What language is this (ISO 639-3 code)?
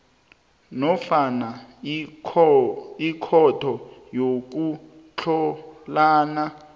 nbl